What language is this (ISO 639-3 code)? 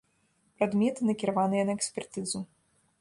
bel